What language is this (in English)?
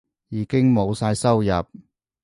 Cantonese